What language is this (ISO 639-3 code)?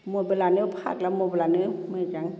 brx